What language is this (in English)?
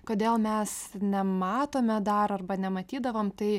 Lithuanian